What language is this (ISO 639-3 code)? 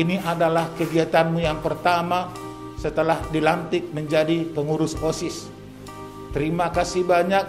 ind